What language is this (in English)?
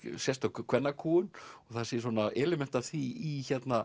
Icelandic